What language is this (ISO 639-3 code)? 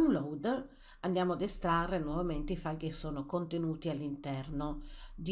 ita